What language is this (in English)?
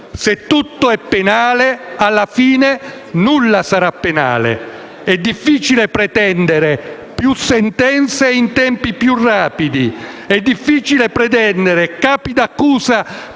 Italian